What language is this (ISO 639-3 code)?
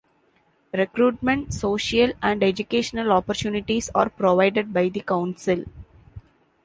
eng